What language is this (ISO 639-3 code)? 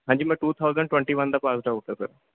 pan